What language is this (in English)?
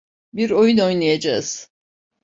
Turkish